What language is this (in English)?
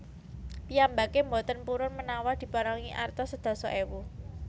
Javanese